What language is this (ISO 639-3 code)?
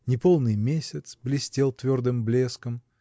rus